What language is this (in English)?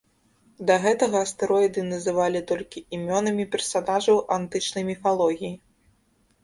Belarusian